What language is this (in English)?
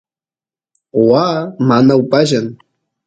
Santiago del Estero Quichua